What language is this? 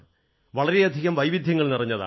Malayalam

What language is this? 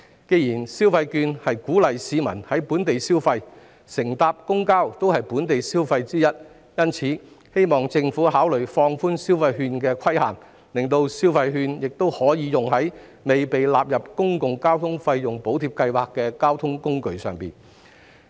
Cantonese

